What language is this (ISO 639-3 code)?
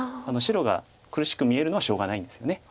jpn